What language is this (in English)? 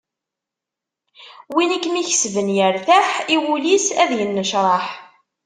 Kabyle